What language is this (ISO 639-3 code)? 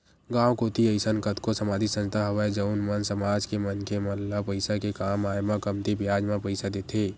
hne